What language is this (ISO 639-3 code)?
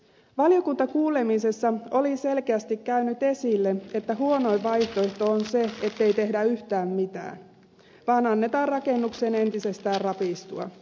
fin